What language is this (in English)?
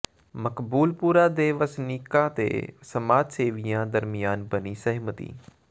Punjabi